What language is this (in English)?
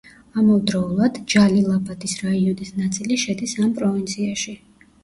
Georgian